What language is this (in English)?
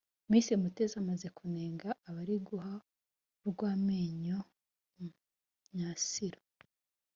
Kinyarwanda